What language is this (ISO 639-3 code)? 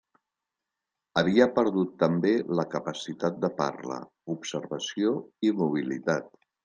cat